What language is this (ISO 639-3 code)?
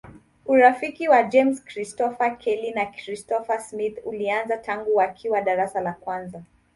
swa